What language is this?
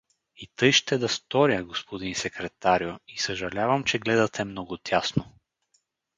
Bulgarian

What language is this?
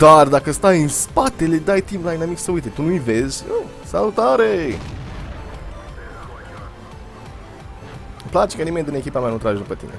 Romanian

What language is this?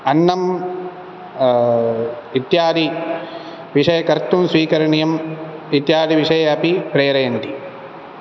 Sanskrit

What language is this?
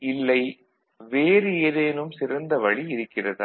Tamil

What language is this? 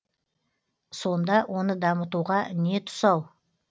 Kazakh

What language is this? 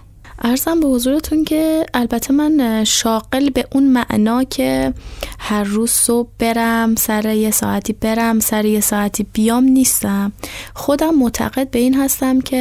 Persian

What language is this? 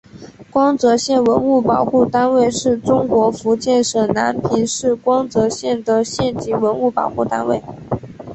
Chinese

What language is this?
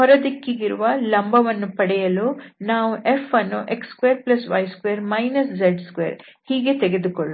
Kannada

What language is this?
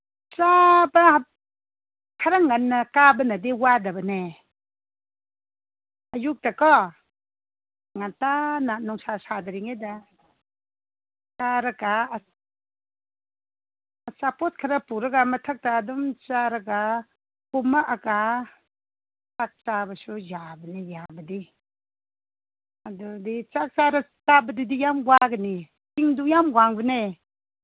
Manipuri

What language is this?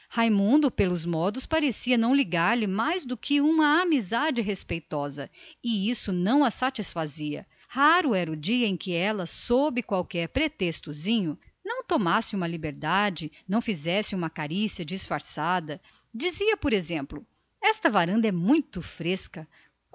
Portuguese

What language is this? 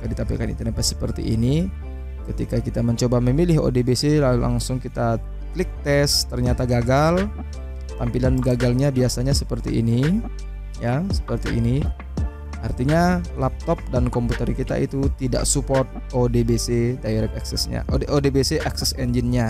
Indonesian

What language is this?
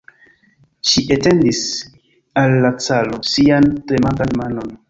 Esperanto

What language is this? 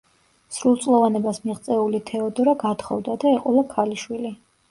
Georgian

